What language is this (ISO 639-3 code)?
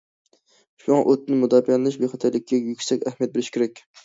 uig